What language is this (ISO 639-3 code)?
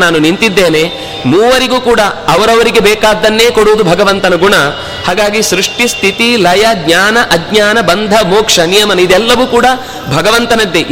kan